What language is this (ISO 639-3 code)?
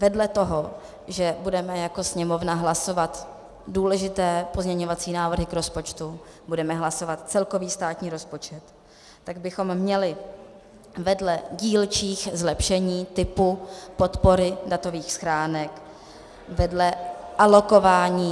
ces